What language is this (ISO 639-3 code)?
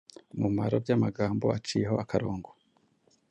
kin